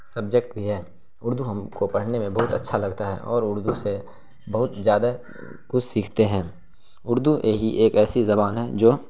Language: Urdu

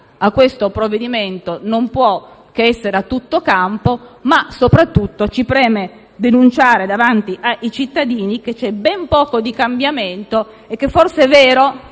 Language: Italian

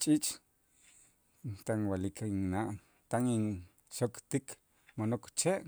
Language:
Itzá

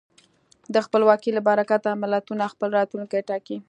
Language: Pashto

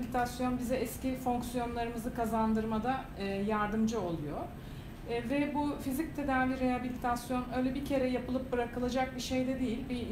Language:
Turkish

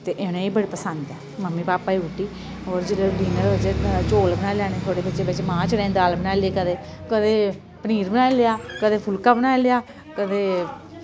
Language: Dogri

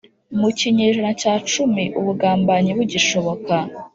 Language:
Kinyarwanda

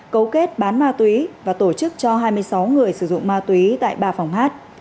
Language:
Vietnamese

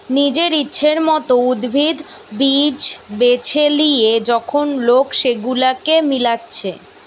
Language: Bangla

